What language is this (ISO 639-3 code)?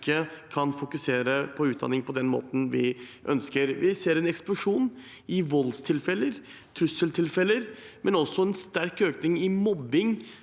nor